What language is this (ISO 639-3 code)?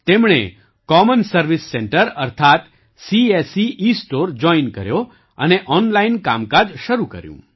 guj